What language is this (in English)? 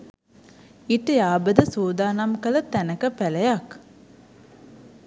Sinhala